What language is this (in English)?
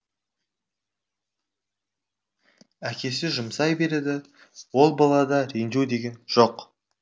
Kazakh